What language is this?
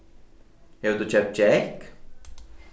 Faroese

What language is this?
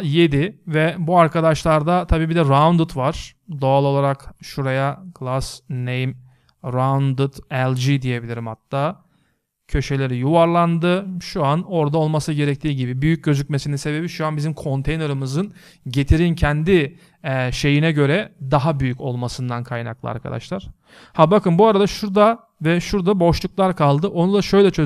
Turkish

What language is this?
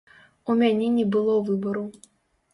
Belarusian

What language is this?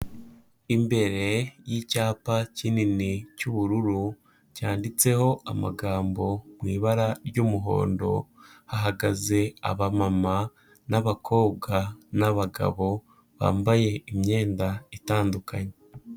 Kinyarwanda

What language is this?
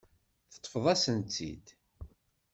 Kabyle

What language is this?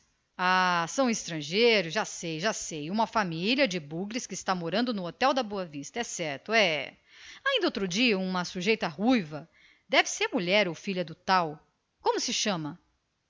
Portuguese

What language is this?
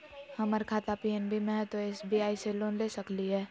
Magahi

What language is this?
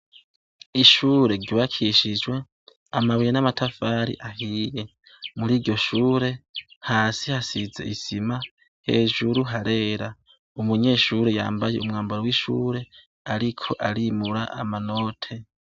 Rundi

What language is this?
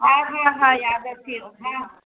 Sindhi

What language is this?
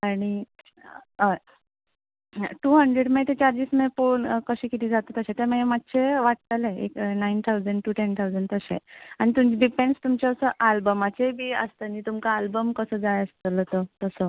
Konkani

